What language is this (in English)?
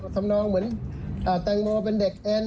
Thai